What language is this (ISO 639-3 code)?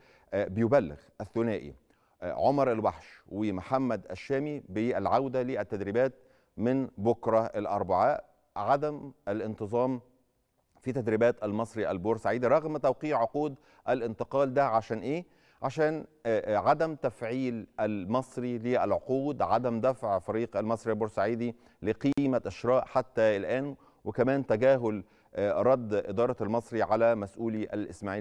ara